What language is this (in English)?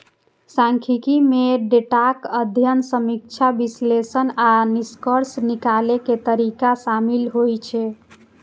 Maithili